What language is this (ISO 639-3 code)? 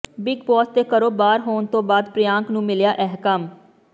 pan